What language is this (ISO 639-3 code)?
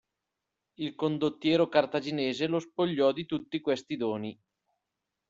ita